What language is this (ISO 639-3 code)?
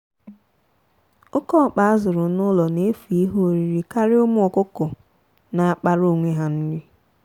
ibo